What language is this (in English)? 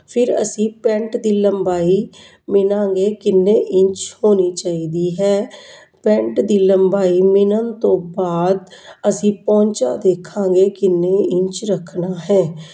Punjabi